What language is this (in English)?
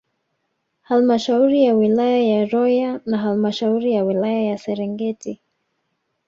Swahili